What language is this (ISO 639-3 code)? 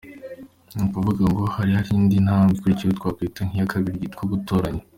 kin